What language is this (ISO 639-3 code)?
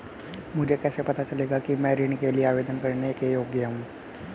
hin